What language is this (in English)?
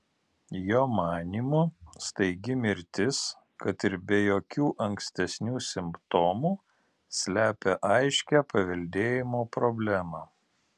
Lithuanian